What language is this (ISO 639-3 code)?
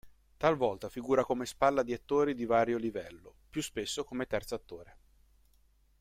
ita